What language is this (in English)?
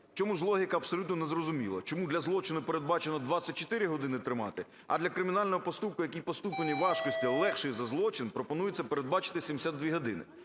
Ukrainian